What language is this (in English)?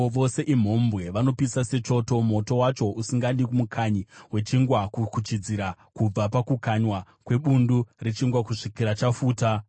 Shona